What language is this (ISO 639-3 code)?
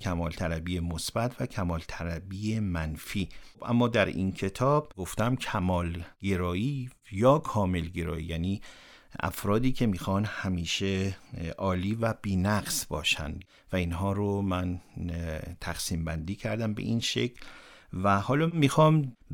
fas